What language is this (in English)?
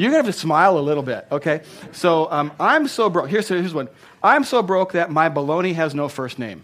English